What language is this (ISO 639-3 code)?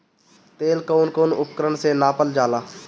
bho